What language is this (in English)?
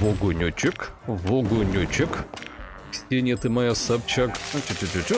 Russian